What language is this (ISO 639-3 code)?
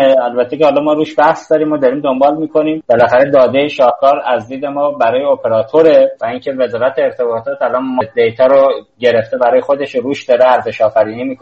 fas